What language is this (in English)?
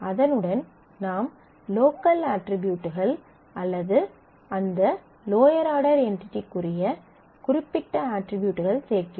Tamil